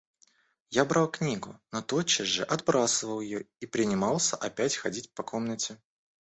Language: Russian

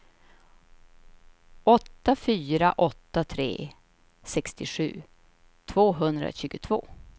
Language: Swedish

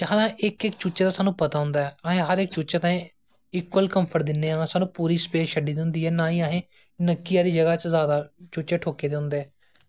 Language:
Dogri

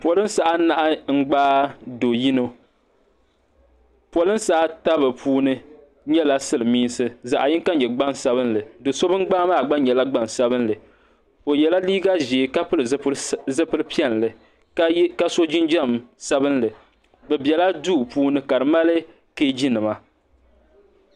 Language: Dagbani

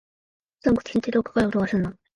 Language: Japanese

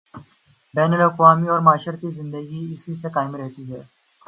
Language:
Urdu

